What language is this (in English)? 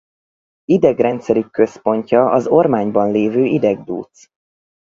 Hungarian